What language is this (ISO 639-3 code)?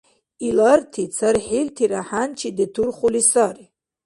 dar